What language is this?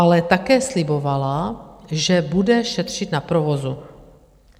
Czech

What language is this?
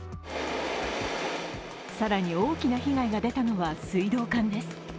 Japanese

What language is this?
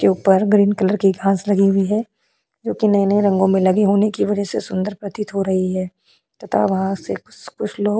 Hindi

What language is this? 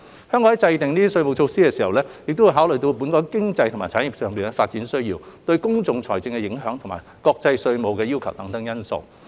Cantonese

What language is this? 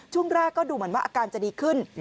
Thai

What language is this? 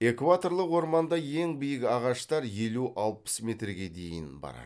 Kazakh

